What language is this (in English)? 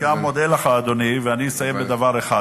Hebrew